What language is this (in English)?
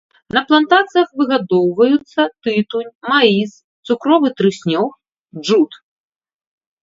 Belarusian